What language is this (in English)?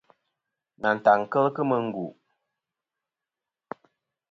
Kom